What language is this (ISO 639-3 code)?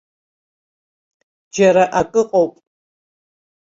abk